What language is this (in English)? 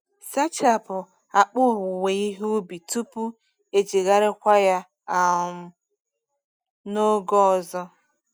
Igbo